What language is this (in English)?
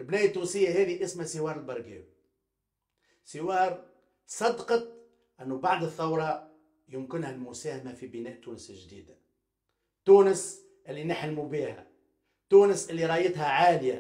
Arabic